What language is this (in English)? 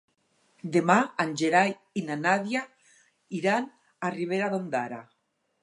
Catalan